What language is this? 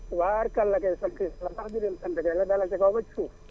Wolof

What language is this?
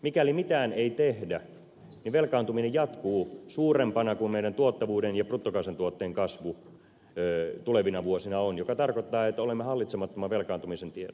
Finnish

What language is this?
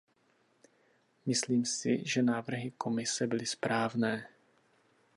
Czech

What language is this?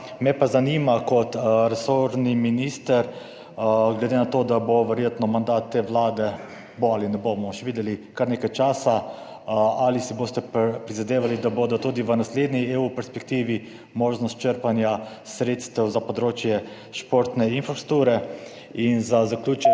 Slovenian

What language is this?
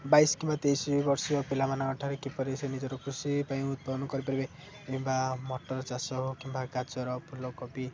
Odia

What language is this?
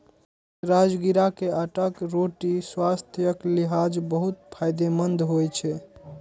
Maithili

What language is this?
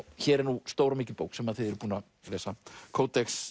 Icelandic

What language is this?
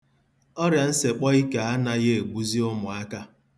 Igbo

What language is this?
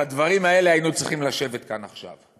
Hebrew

